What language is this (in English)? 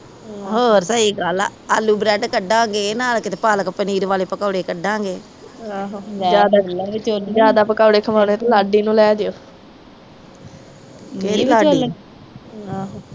Punjabi